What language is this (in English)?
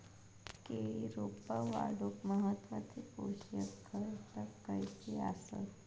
Marathi